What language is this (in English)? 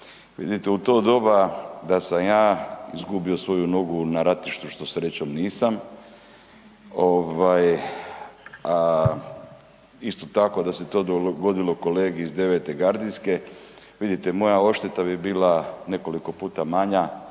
Croatian